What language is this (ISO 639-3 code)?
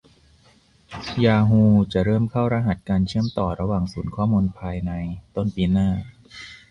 tha